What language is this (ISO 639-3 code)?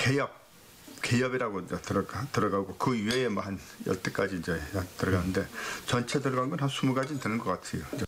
kor